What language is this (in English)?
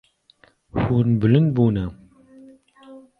Kurdish